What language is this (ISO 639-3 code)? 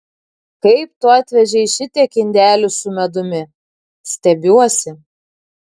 lit